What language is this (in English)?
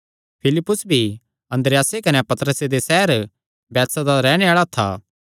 Kangri